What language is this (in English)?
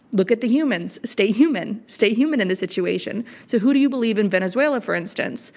English